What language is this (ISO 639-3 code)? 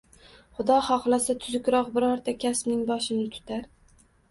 uzb